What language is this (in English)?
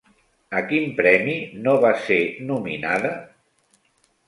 Catalan